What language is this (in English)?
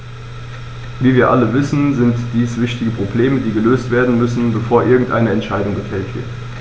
German